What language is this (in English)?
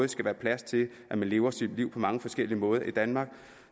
Danish